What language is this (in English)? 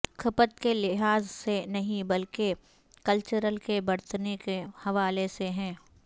Urdu